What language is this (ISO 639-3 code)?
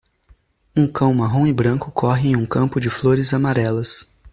por